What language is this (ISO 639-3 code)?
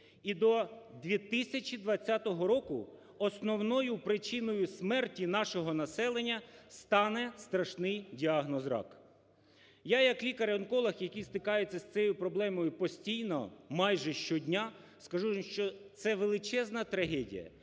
ukr